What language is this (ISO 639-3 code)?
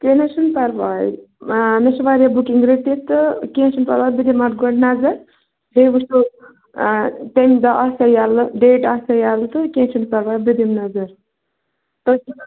kas